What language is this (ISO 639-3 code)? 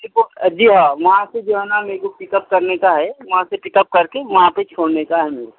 urd